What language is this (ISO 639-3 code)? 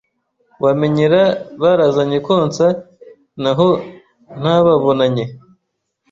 kin